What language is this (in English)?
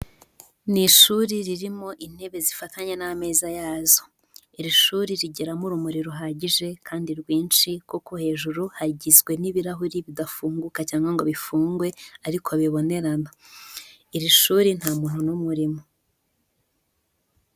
Kinyarwanda